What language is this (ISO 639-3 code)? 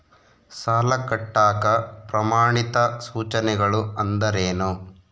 kan